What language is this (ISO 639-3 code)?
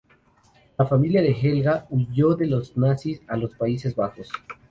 spa